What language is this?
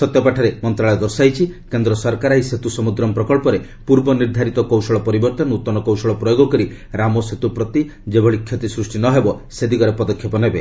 Odia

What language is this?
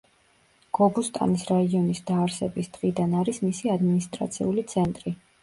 Georgian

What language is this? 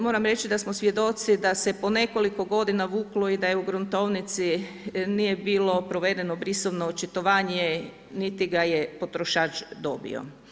Croatian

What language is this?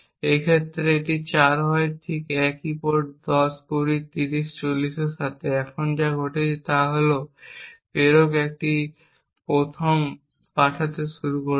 Bangla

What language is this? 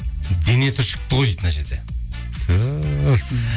Kazakh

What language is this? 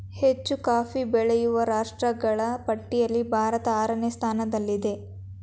Kannada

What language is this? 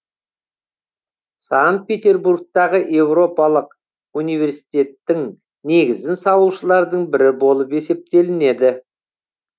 Kazakh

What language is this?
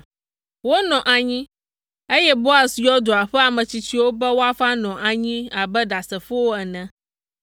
Ewe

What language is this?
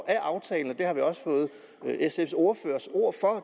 Danish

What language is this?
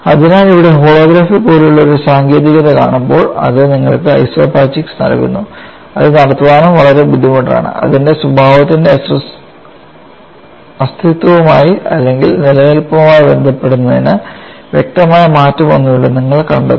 Malayalam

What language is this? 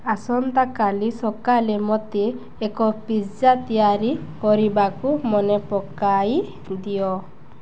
Odia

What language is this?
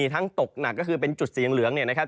Thai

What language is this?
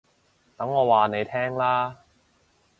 Cantonese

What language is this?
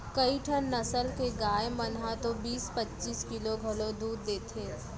Chhattisgarhi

